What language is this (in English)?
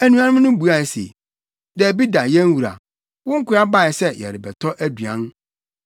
Akan